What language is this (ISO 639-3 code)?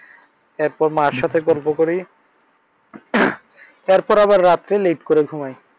ben